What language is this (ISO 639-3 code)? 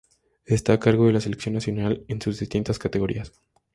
spa